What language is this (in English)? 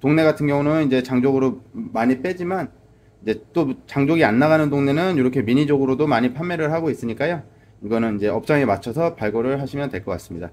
Korean